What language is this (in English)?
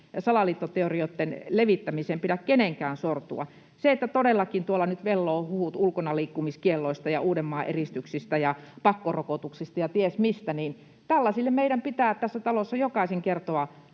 Finnish